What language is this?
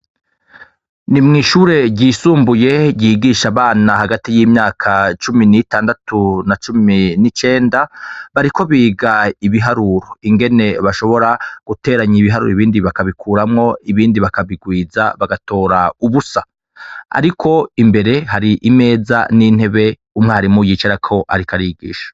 Rundi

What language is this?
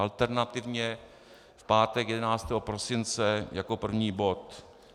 Czech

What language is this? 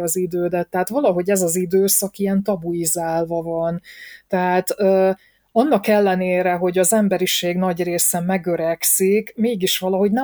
Hungarian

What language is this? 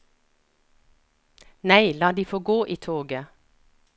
Norwegian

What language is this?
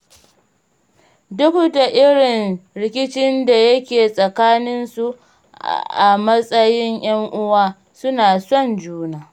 Hausa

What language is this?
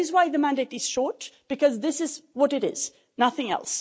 English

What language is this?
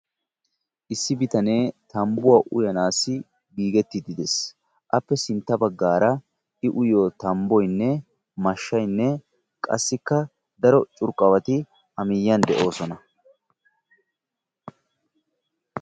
Wolaytta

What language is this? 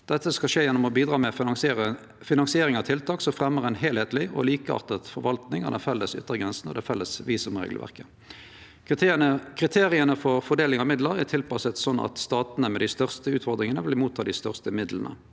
Norwegian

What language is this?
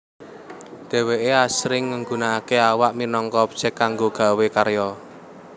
Javanese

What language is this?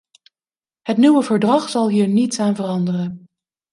Dutch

